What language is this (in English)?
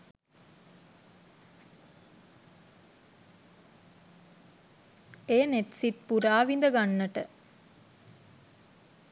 Sinhala